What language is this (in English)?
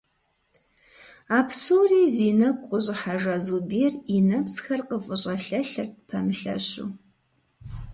Kabardian